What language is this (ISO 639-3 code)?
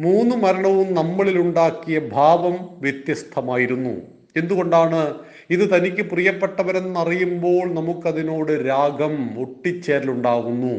mal